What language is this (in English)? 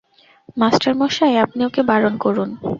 Bangla